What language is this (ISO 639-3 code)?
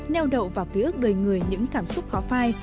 vie